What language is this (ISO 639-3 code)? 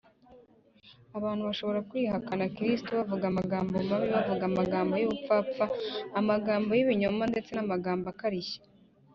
kin